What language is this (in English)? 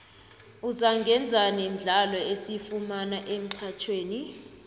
South Ndebele